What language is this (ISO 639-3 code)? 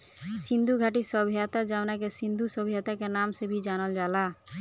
bho